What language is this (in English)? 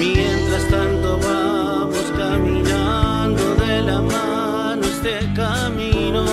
Spanish